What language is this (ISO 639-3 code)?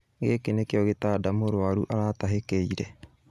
kik